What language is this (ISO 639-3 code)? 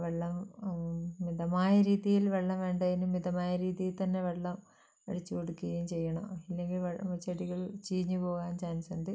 mal